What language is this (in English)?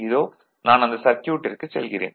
Tamil